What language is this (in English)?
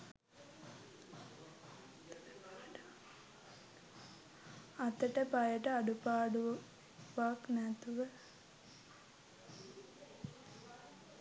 Sinhala